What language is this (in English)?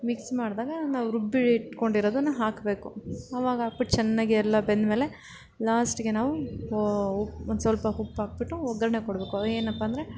Kannada